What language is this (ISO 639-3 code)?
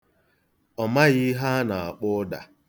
ibo